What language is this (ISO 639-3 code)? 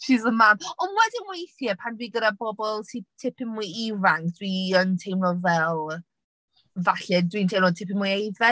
cym